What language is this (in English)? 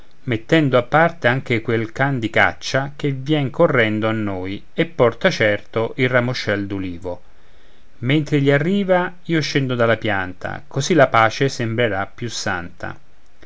Italian